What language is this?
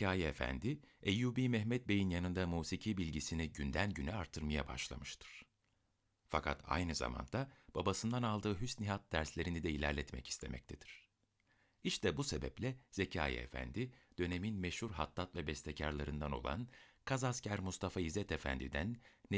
Turkish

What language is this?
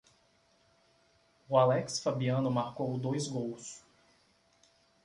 Portuguese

